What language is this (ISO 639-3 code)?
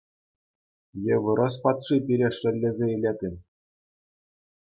chv